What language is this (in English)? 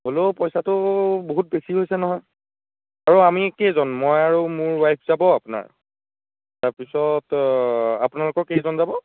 Assamese